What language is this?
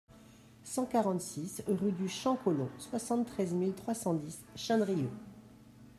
French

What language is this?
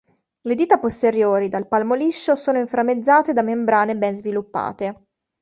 Italian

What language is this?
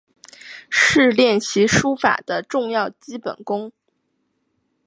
Chinese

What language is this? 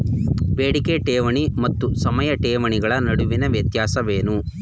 Kannada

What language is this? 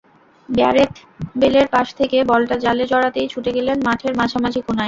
Bangla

